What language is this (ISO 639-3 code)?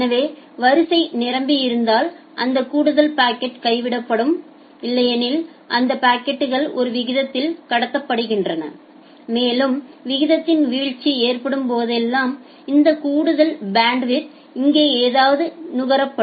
tam